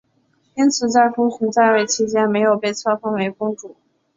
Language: Chinese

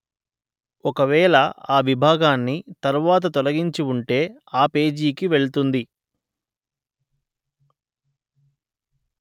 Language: Telugu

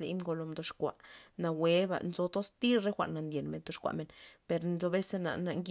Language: Loxicha Zapotec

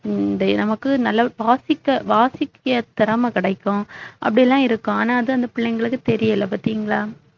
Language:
Tamil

